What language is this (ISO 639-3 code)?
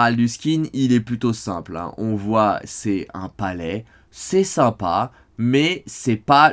fra